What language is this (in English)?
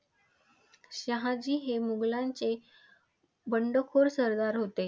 Marathi